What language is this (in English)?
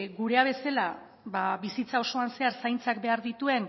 Basque